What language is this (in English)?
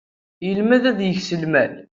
Kabyle